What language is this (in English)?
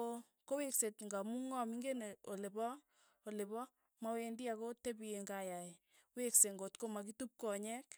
Tugen